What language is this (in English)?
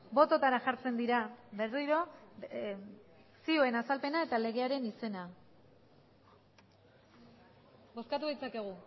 Basque